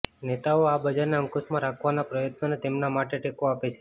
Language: Gujarati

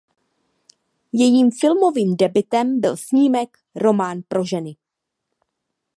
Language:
Czech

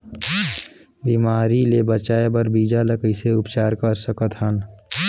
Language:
Chhattisgarhi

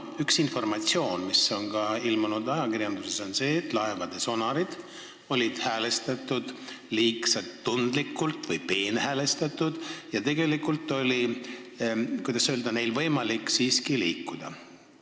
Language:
Estonian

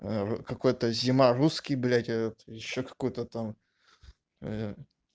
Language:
Russian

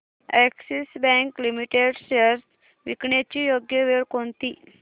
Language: Marathi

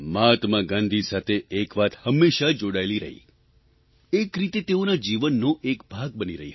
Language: Gujarati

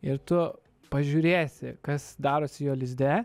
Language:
Lithuanian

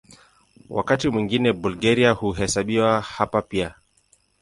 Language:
Swahili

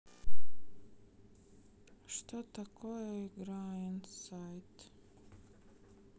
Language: Russian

